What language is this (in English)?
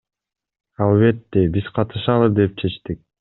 Kyrgyz